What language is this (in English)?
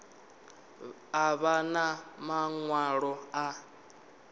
Venda